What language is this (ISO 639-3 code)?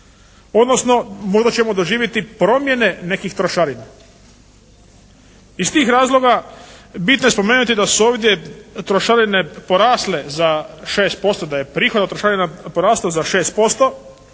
hrv